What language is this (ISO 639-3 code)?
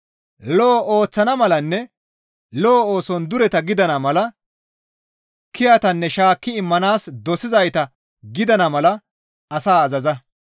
gmv